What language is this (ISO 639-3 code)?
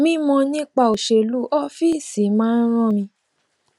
yor